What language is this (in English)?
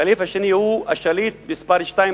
Hebrew